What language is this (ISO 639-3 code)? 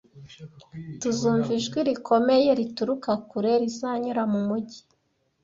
kin